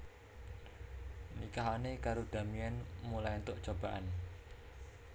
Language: Javanese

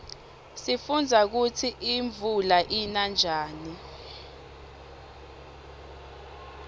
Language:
Swati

